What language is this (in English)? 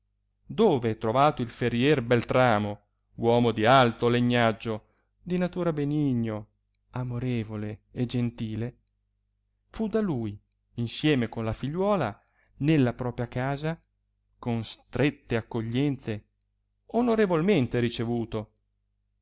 Italian